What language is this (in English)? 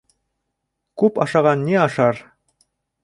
Bashkir